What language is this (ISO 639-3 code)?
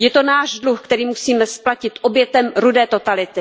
ces